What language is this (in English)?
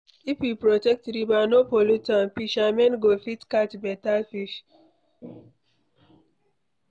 Nigerian Pidgin